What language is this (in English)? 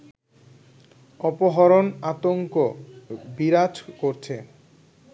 Bangla